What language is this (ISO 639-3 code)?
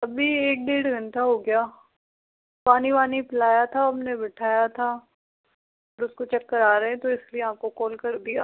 hin